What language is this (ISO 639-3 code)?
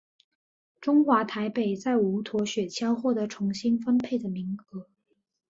zho